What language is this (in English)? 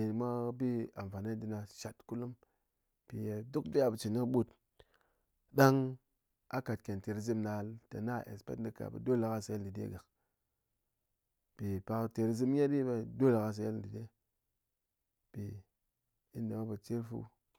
Ngas